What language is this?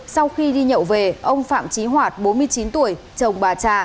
Vietnamese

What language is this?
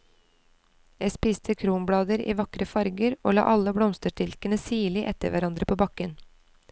Norwegian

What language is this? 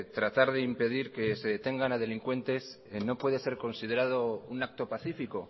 Spanish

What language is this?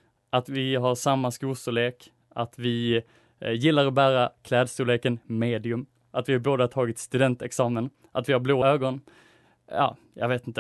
Swedish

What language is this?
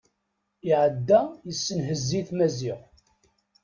Kabyle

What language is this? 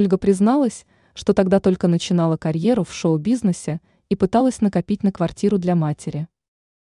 Russian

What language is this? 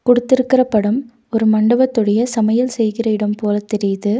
Tamil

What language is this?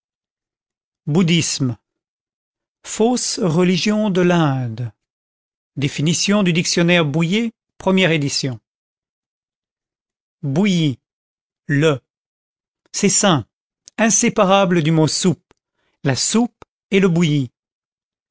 French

